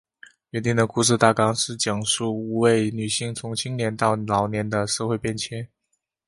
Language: Chinese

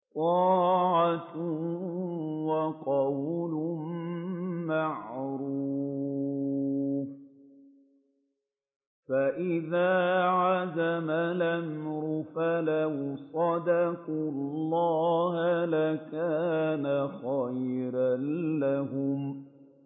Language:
Arabic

